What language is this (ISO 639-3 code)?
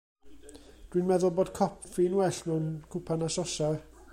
cym